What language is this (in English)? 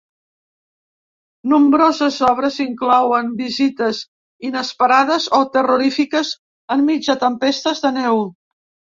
Catalan